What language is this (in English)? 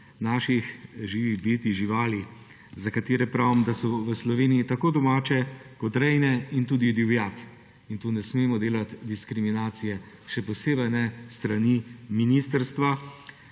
Slovenian